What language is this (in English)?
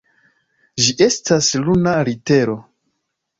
Esperanto